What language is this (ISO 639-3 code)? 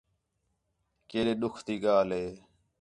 xhe